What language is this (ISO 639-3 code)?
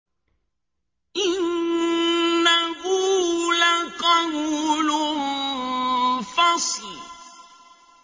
ara